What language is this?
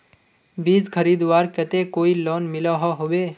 Magahi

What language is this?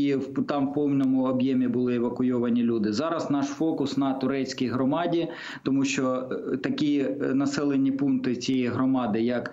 Ukrainian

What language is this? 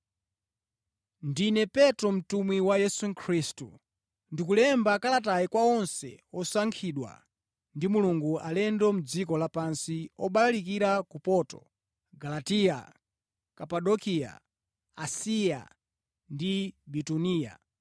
Nyanja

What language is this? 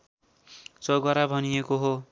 Nepali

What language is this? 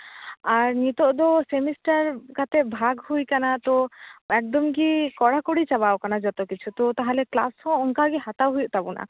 Santali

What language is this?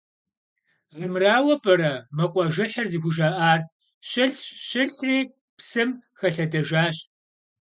Kabardian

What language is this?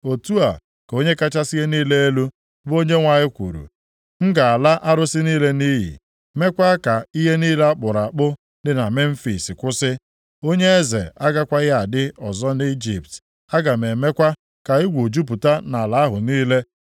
Igbo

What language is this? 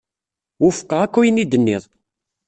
Kabyle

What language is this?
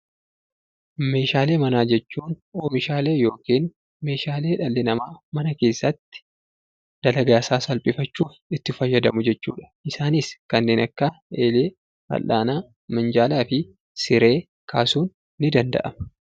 Oromo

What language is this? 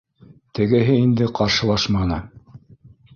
Bashkir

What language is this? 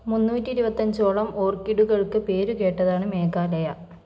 Malayalam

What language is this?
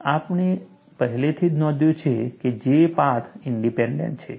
Gujarati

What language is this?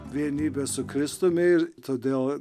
Lithuanian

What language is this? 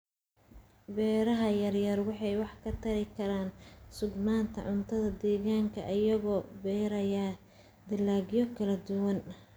Somali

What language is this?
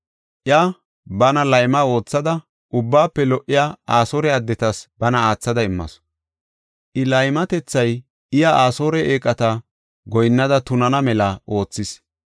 Gofa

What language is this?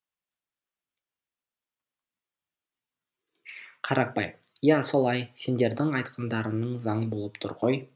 Kazakh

